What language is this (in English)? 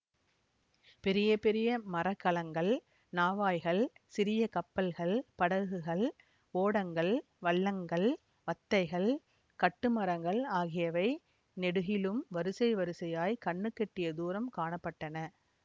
Tamil